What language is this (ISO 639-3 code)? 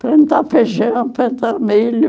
por